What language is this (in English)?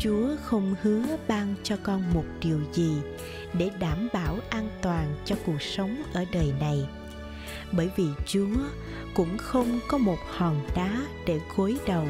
Vietnamese